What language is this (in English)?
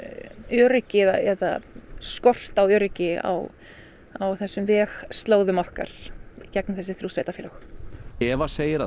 Icelandic